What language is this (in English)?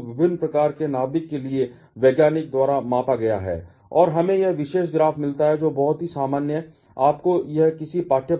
Hindi